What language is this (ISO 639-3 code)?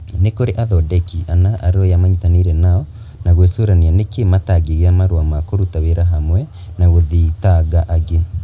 kik